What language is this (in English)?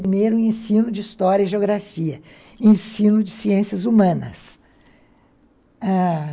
Portuguese